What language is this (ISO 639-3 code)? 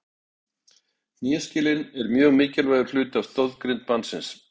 isl